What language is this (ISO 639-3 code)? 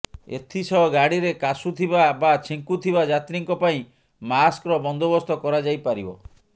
ori